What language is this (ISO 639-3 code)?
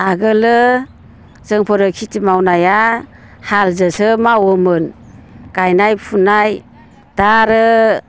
brx